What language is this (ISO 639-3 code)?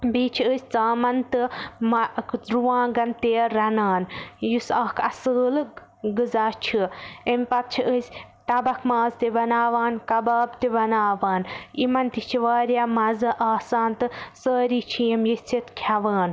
kas